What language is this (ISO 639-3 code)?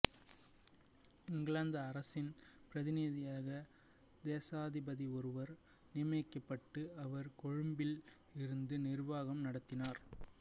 tam